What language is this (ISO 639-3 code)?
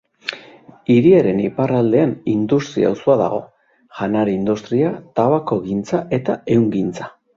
eus